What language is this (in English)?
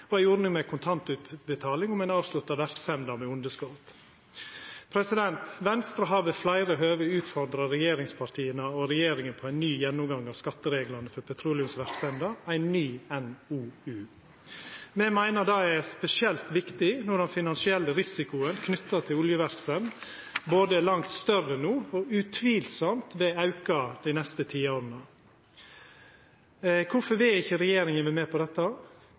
Norwegian Nynorsk